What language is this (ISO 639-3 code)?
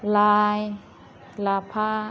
brx